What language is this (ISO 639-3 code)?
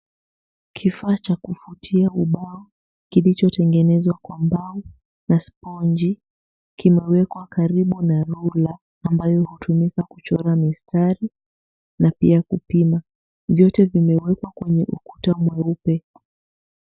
swa